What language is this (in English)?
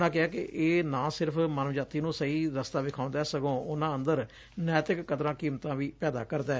Punjabi